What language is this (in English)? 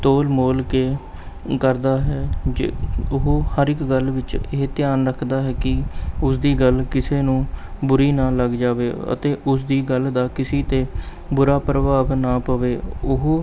Punjabi